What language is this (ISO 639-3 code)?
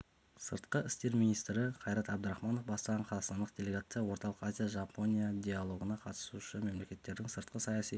kaz